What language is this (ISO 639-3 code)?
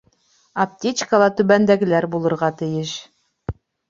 bak